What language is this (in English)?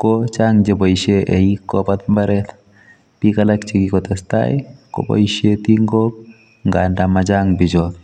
Kalenjin